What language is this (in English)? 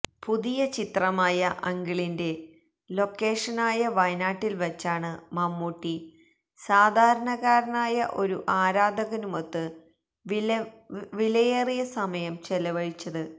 Malayalam